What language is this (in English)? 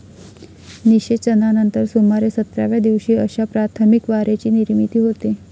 Marathi